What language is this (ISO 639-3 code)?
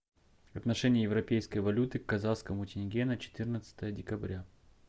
rus